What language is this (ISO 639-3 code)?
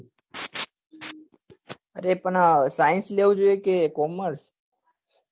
guj